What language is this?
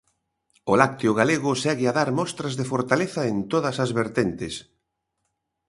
Galician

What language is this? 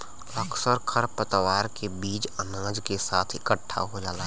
Bhojpuri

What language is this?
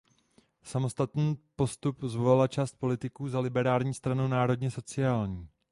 Czech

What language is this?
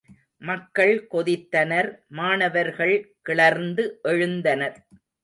Tamil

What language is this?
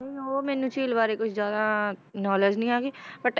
Punjabi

